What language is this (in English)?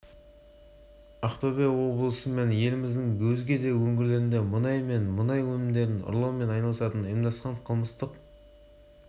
Kazakh